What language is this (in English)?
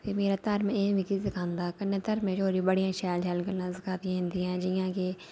Dogri